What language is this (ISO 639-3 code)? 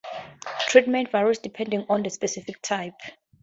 eng